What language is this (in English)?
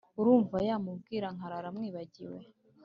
Kinyarwanda